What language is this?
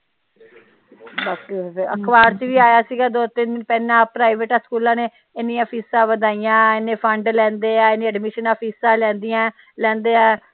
Punjabi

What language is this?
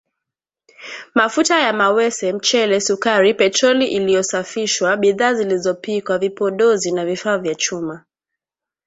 Swahili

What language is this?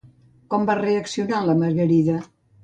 Catalan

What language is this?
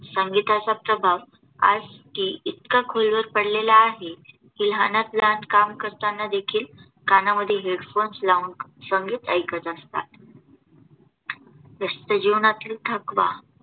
Marathi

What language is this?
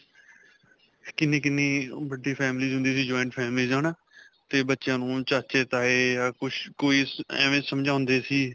Punjabi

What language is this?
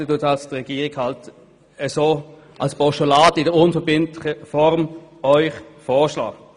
Swiss German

